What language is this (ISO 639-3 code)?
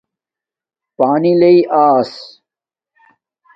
dmk